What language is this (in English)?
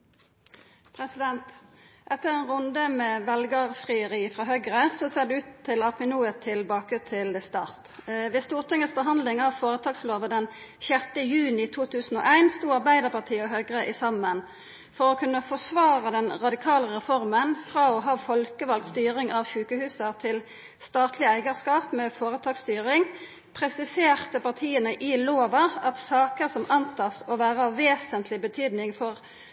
Norwegian Nynorsk